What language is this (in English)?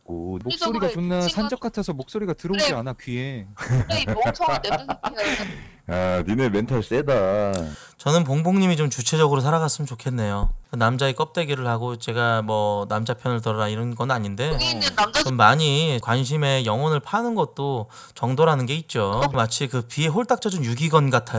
Korean